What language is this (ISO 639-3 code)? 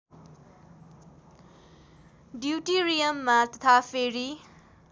nep